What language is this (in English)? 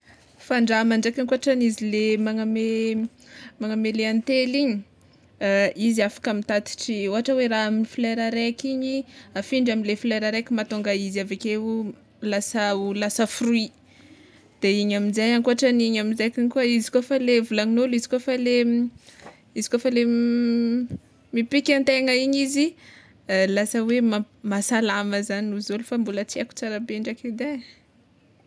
Tsimihety Malagasy